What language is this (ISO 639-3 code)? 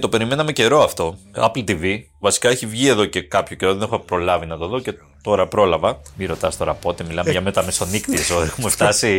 ell